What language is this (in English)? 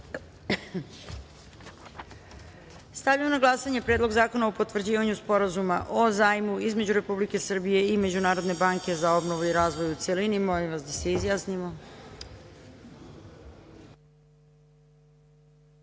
Serbian